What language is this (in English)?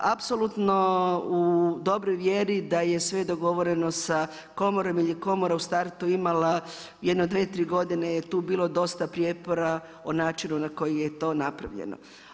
Croatian